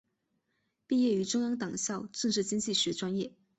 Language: Chinese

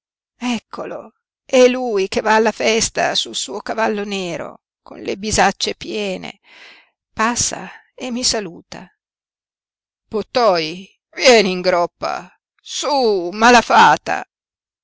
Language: Italian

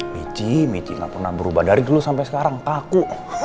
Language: Indonesian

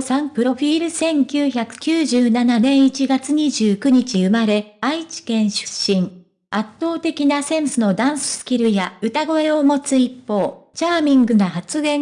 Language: Japanese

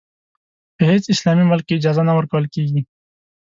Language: Pashto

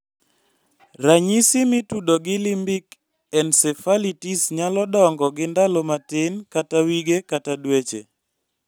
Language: Luo (Kenya and Tanzania)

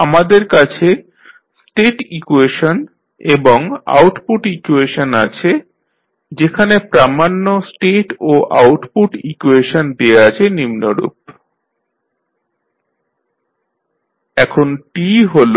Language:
Bangla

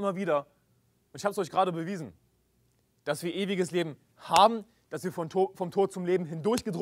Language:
German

